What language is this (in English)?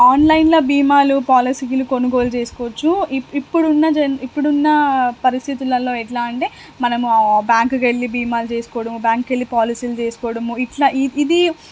Telugu